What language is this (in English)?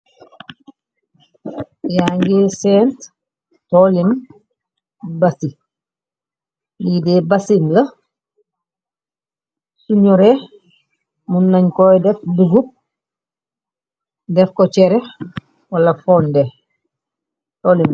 Wolof